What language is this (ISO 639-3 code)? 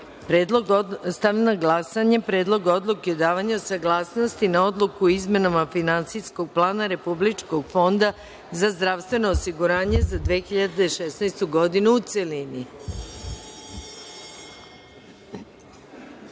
srp